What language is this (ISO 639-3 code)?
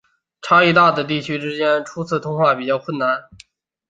zho